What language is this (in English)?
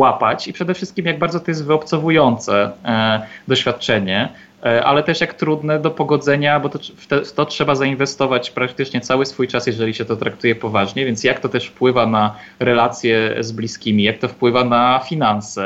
Polish